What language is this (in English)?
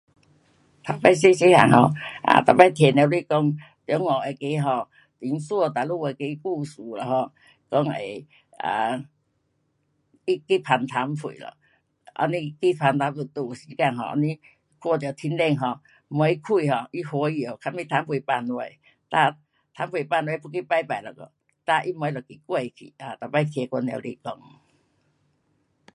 Pu-Xian Chinese